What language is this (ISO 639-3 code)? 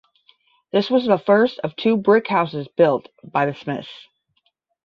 eng